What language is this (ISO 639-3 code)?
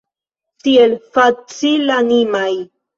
epo